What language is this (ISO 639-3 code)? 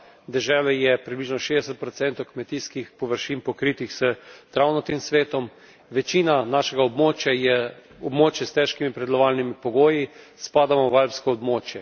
slv